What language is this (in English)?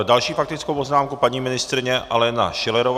Czech